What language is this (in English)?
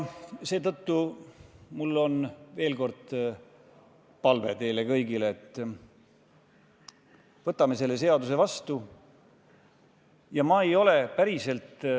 Estonian